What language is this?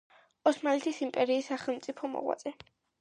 Georgian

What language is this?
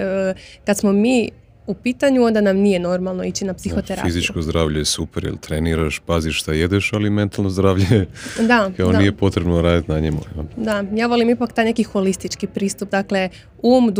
Croatian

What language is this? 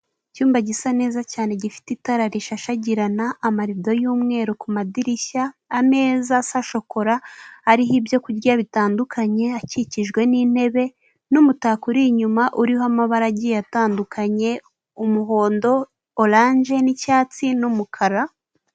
Kinyarwanda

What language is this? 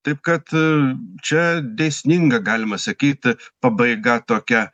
Lithuanian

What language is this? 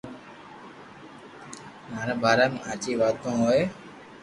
Loarki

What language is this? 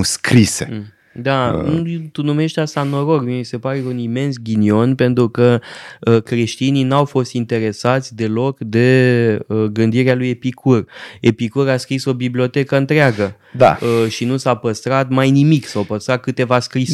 Romanian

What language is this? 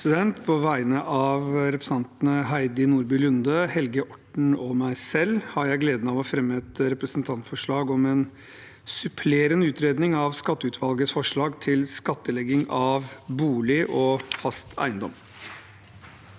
Norwegian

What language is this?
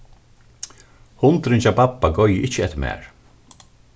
Faroese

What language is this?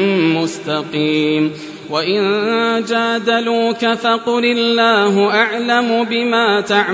Arabic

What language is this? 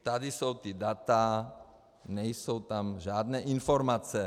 Czech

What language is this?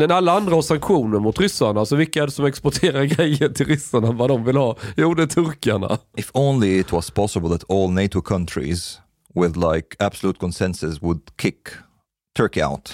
Swedish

